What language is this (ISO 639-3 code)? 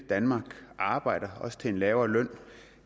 dan